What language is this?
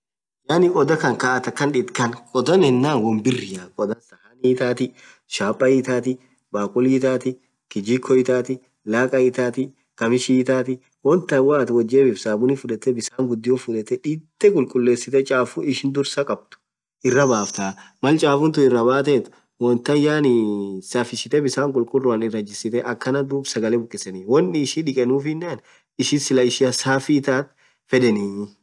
Orma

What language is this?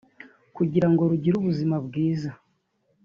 Kinyarwanda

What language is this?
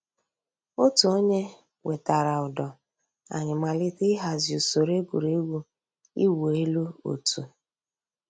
Igbo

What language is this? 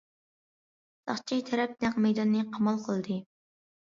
Uyghur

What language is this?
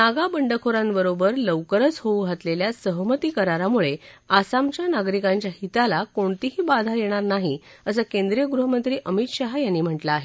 Marathi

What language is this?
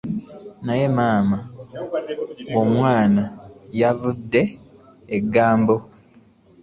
Ganda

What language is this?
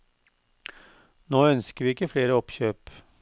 Norwegian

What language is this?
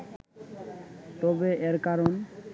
Bangla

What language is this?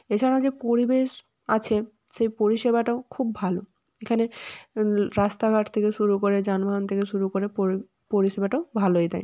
Bangla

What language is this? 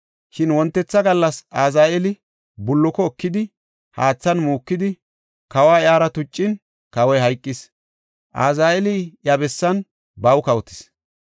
Gofa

